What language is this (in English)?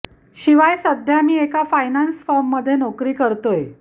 Marathi